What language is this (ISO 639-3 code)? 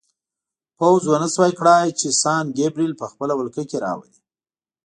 pus